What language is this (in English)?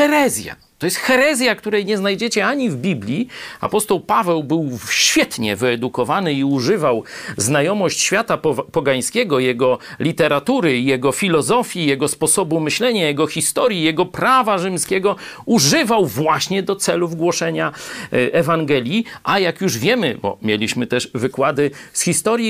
Polish